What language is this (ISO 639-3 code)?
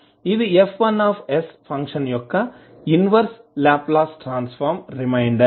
tel